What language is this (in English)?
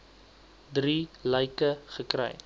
Afrikaans